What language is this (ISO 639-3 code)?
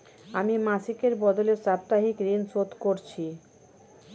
ben